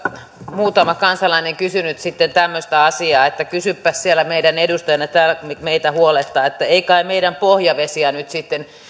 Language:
Finnish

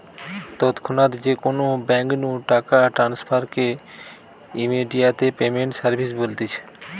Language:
Bangla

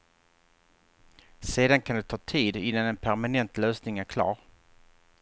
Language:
Swedish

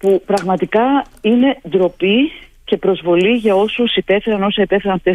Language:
Greek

